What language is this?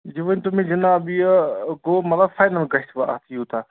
Kashmiri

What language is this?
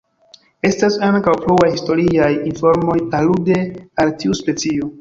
Esperanto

